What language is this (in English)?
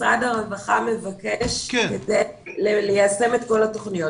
Hebrew